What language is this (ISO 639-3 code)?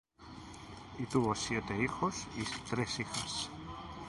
spa